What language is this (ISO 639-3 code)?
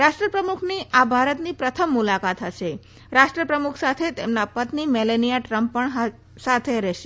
guj